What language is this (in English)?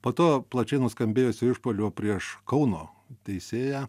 Lithuanian